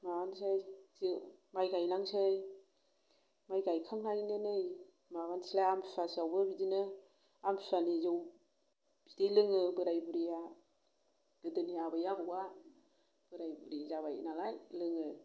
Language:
Bodo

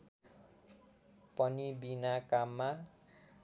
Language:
Nepali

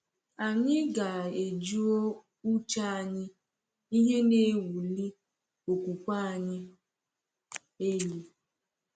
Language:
Igbo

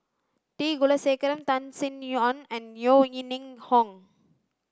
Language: English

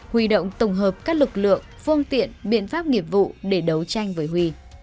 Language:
Vietnamese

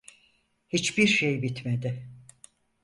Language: Turkish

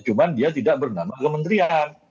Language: Indonesian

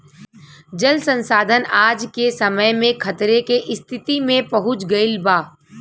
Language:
Bhojpuri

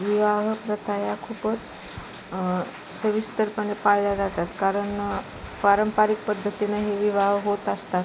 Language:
Marathi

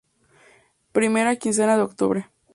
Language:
Spanish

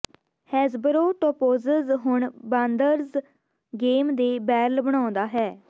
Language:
Punjabi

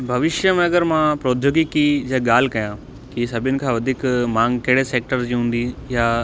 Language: Sindhi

